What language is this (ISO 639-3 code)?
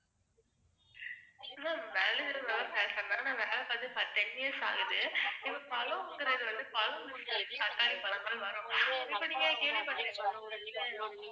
tam